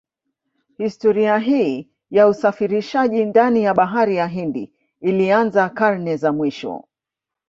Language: Swahili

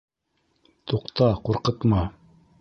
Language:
Bashkir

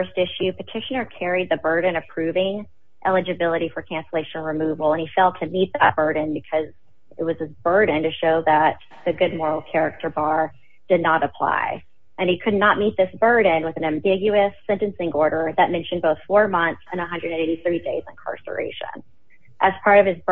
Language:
English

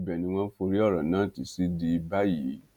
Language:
Yoruba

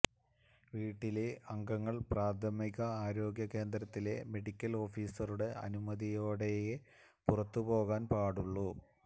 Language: Malayalam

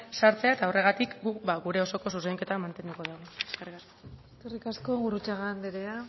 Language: Basque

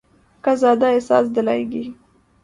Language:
Urdu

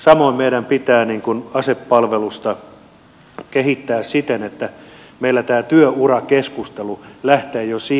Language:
Finnish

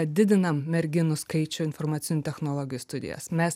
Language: Lithuanian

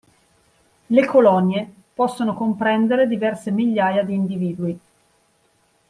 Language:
Italian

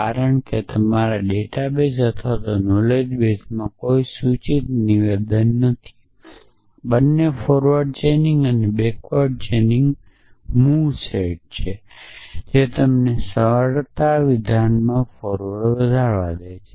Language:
Gujarati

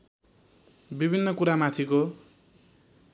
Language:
Nepali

